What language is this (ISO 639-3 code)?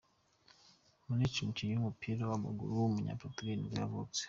kin